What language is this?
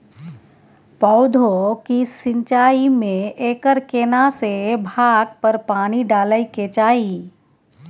Maithili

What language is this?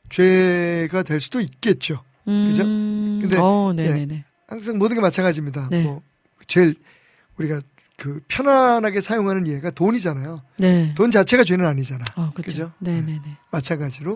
Korean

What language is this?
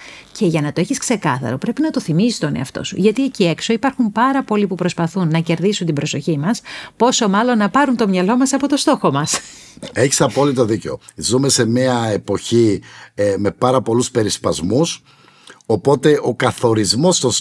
Greek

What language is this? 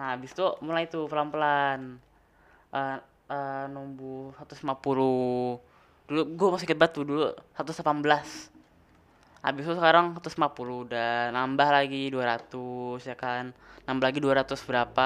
Indonesian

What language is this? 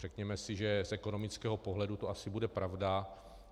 Czech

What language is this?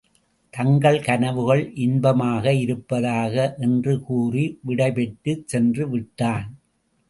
Tamil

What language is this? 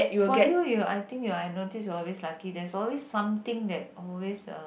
English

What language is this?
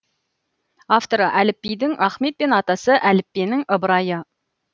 Kazakh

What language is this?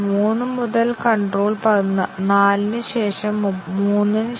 Malayalam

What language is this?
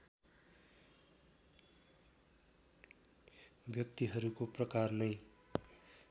Nepali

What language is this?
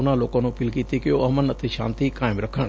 Punjabi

